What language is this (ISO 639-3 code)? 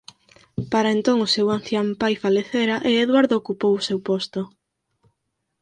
glg